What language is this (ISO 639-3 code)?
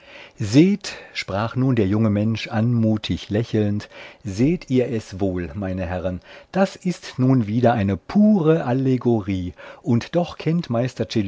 deu